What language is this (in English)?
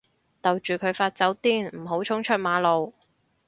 Cantonese